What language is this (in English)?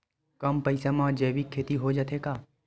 Chhattisgarhi